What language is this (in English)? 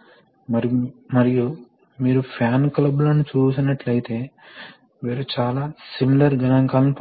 Telugu